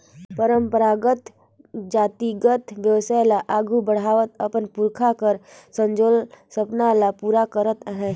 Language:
Chhattisgarhi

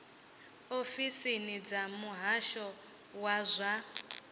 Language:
Venda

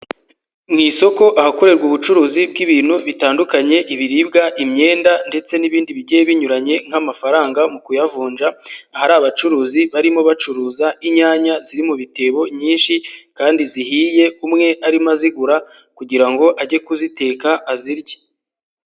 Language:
Kinyarwanda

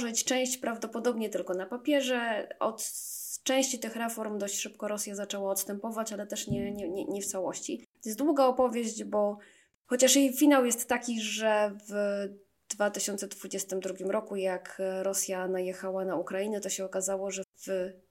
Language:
Polish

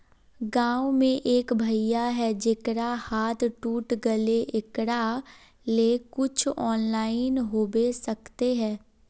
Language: Magahi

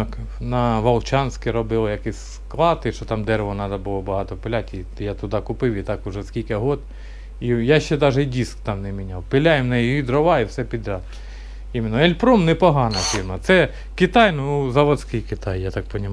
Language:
Russian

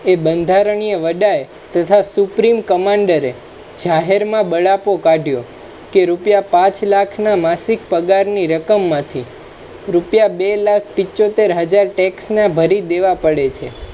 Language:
Gujarati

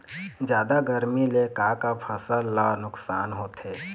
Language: Chhattisgarhi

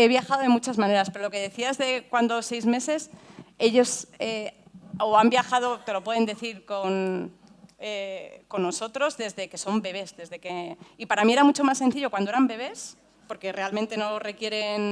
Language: Spanish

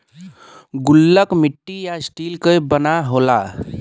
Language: Bhojpuri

